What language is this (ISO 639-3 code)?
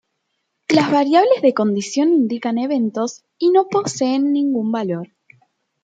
spa